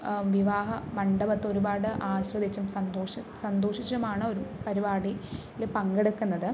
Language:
Malayalam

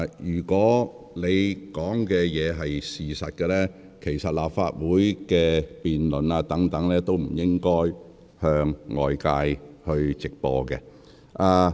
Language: Cantonese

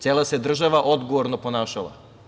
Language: Serbian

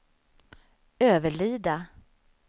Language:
Swedish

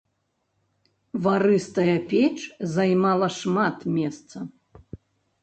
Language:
Belarusian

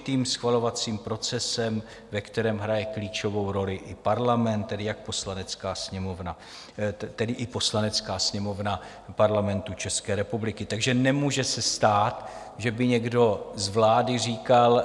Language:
Czech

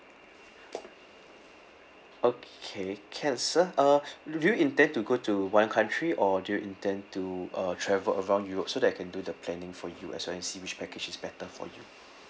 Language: English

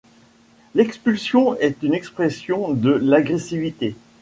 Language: French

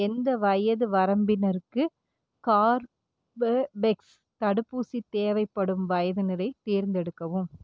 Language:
Tamil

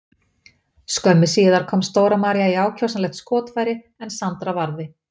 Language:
Icelandic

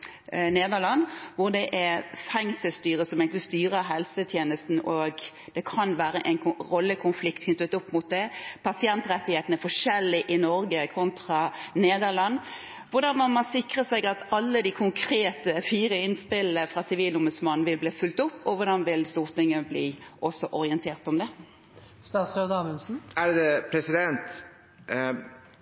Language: Norwegian Bokmål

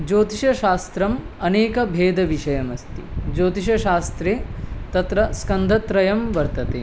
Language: Sanskrit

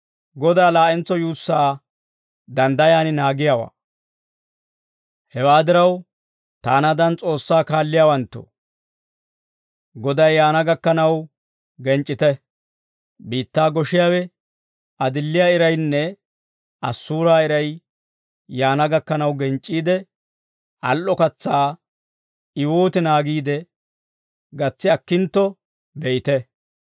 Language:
Dawro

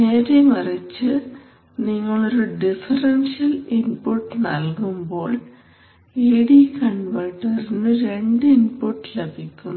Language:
Malayalam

